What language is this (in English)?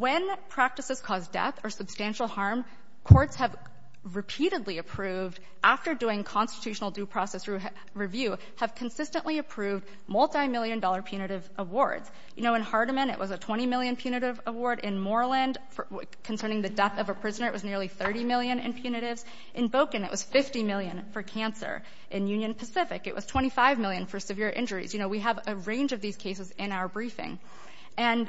English